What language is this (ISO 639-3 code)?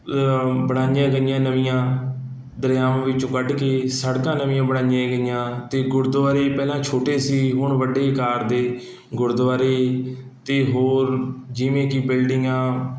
pan